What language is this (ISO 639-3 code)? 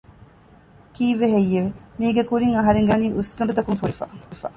div